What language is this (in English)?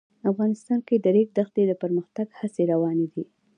Pashto